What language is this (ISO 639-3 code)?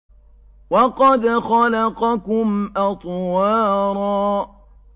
ara